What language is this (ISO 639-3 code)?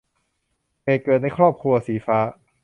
tha